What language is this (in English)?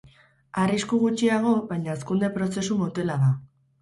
Basque